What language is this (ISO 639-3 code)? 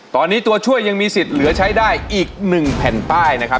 tha